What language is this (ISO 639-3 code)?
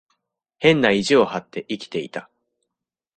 jpn